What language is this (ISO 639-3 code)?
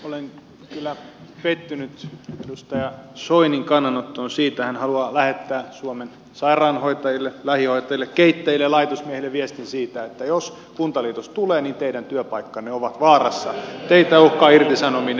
fin